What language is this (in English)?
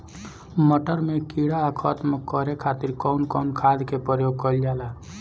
Bhojpuri